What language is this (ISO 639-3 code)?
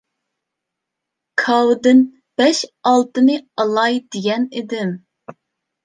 uig